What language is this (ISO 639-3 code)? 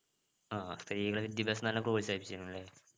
mal